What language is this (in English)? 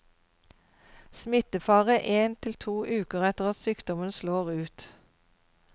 Norwegian